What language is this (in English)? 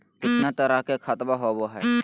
Magahi